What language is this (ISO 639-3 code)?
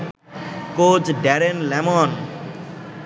ben